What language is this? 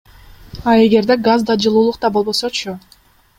Kyrgyz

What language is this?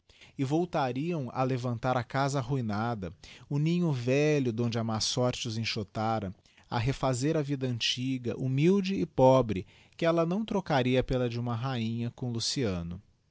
Portuguese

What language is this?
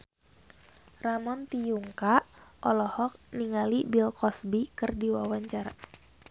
Sundanese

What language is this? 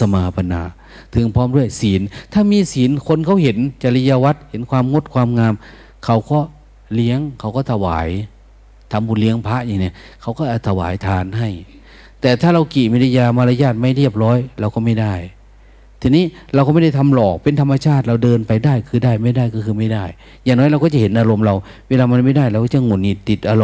Thai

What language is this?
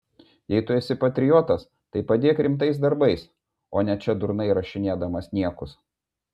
Lithuanian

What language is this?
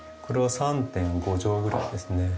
Japanese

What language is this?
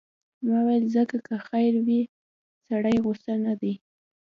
Pashto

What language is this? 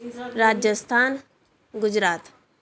Punjabi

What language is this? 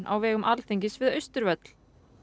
Icelandic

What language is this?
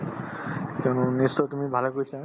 Assamese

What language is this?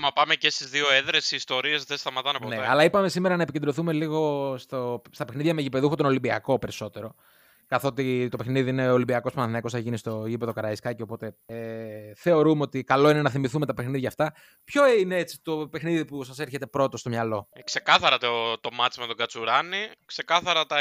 Greek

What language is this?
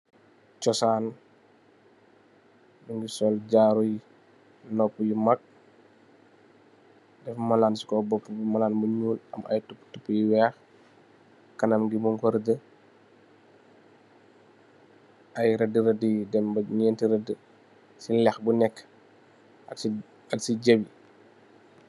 Wolof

